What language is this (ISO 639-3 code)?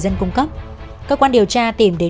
vie